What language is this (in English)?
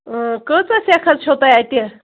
Kashmiri